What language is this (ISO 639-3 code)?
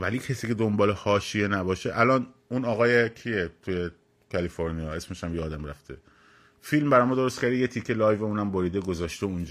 fas